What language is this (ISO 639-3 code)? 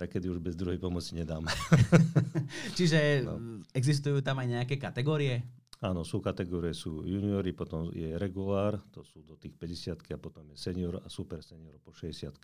slk